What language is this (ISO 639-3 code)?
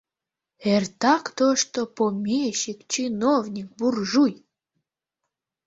chm